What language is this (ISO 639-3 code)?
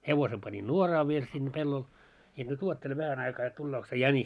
fin